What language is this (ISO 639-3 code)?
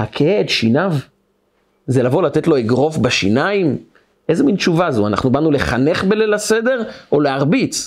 heb